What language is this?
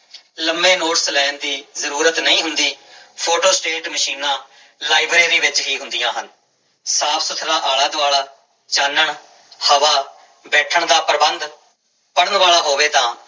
Punjabi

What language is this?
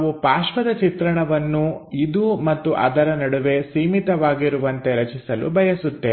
Kannada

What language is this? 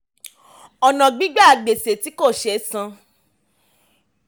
Yoruba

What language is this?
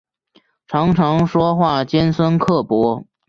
Chinese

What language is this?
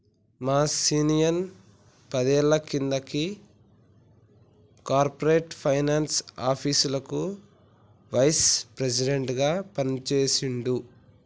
Telugu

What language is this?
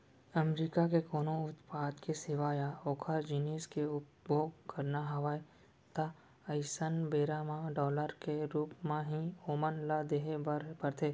Chhattisgarhi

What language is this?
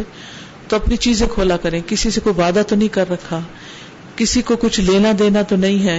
Urdu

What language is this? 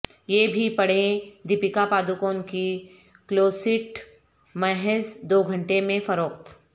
Urdu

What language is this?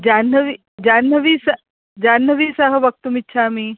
Sanskrit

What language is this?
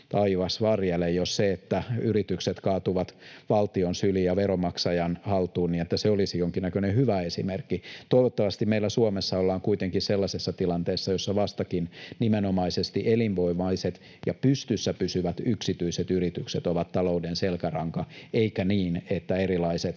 Finnish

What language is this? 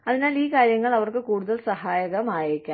Malayalam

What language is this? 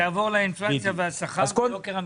Hebrew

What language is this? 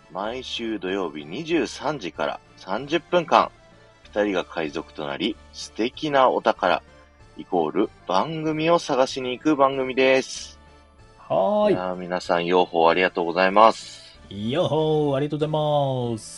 Japanese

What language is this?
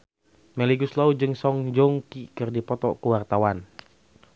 Sundanese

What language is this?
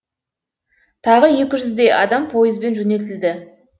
Kazakh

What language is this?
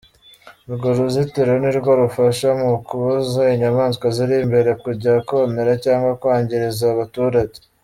Kinyarwanda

